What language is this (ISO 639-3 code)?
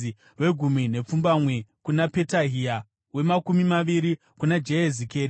sna